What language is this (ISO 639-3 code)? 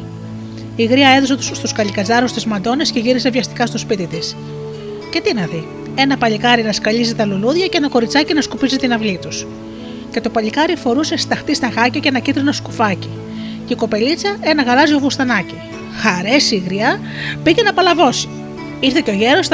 ell